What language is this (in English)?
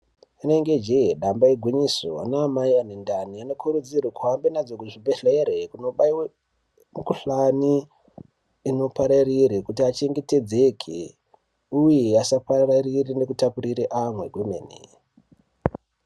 Ndau